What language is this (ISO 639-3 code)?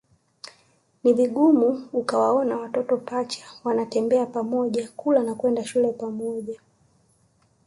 swa